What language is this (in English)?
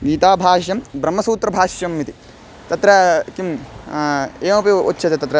Sanskrit